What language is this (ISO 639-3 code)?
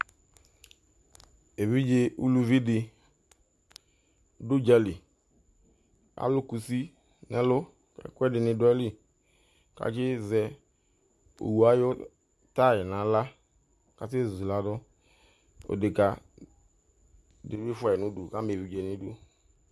kpo